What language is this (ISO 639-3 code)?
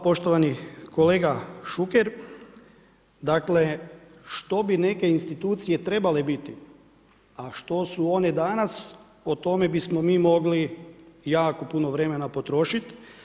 hrv